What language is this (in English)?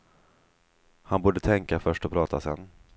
Swedish